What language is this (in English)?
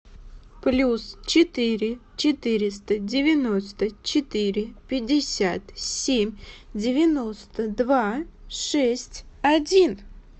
Russian